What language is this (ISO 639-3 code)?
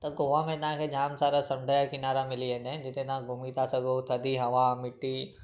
snd